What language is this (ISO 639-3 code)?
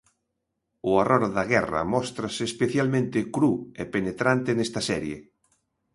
glg